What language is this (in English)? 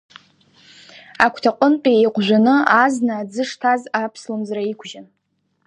Abkhazian